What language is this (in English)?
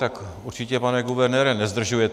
Czech